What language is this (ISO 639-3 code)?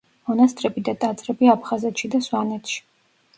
kat